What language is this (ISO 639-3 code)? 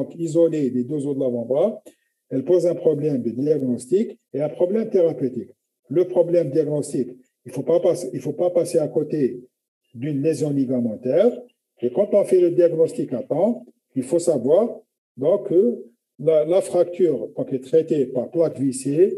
fra